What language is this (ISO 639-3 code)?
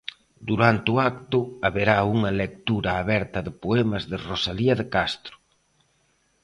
glg